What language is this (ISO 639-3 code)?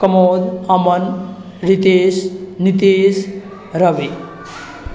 mai